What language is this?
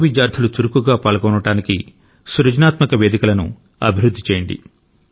Telugu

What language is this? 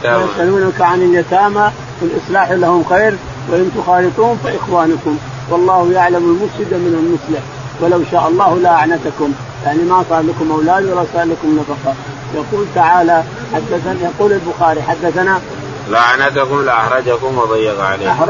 Arabic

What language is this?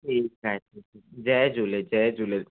Sindhi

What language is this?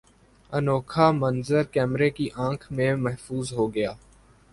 Urdu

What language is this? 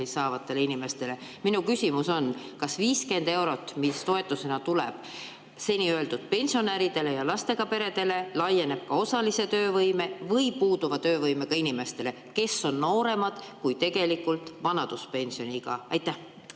Estonian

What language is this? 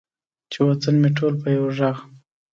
Pashto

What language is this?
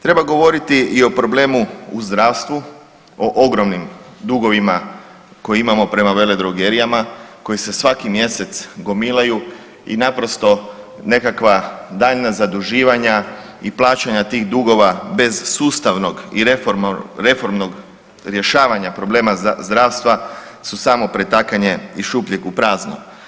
Croatian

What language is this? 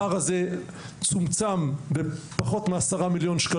Hebrew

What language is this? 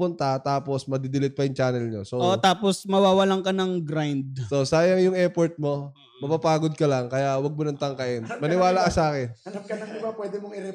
Filipino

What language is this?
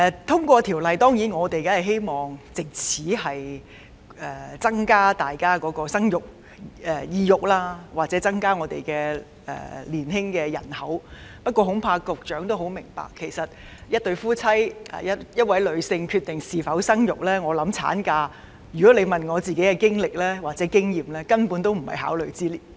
Cantonese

